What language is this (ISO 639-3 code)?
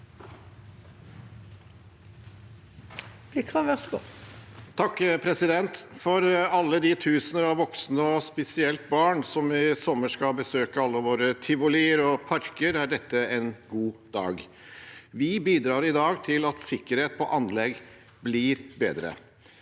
nor